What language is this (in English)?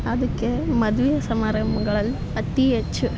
Kannada